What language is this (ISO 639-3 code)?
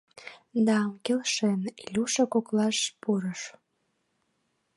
chm